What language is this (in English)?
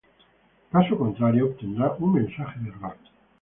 Spanish